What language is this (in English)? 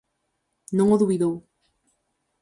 Galician